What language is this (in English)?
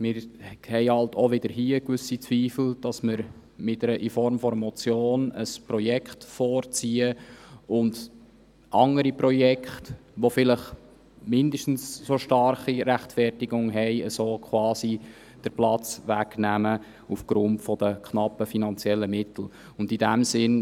Swiss German